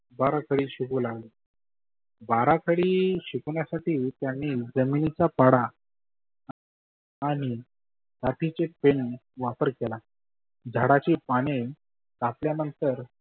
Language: Marathi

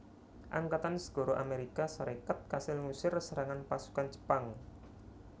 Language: Javanese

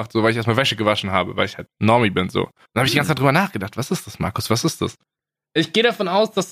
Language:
German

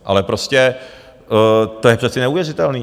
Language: Czech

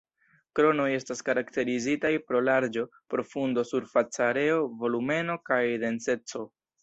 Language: Esperanto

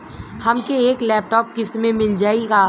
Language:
Bhojpuri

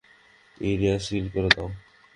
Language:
Bangla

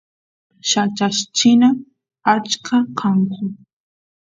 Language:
Santiago del Estero Quichua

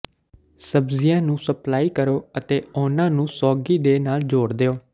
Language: Punjabi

